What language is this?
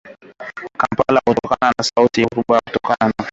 Swahili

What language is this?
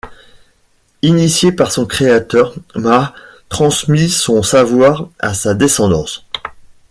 French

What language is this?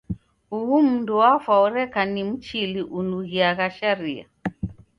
Taita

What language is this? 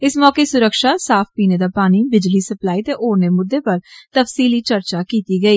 Dogri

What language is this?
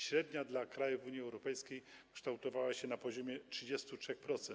Polish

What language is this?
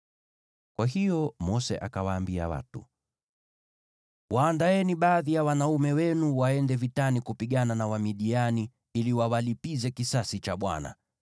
Swahili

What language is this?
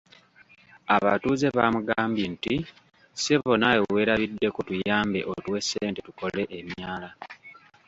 Ganda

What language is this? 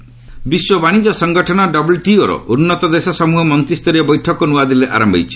Odia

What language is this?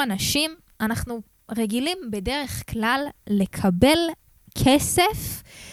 Hebrew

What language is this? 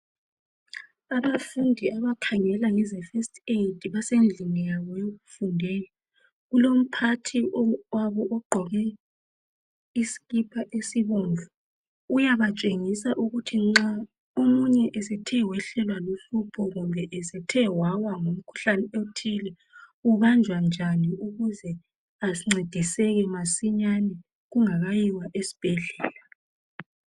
North Ndebele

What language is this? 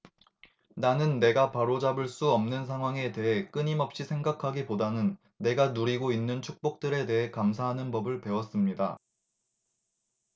Korean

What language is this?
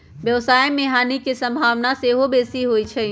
Magahi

